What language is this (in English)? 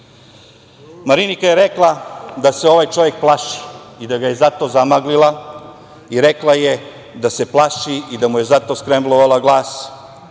Serbian